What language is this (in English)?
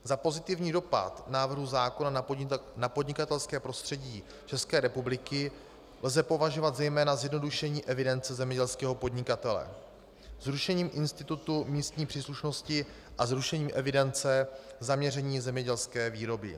Czech